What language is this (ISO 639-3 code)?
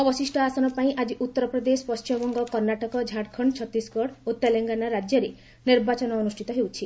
ori